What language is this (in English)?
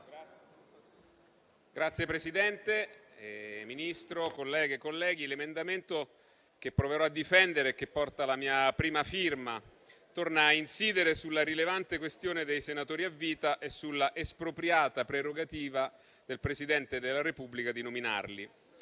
Italian